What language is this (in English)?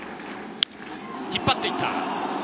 Japanese